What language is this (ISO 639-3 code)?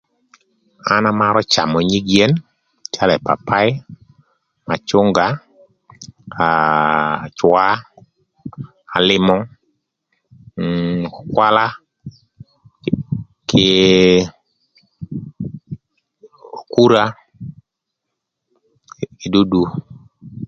lth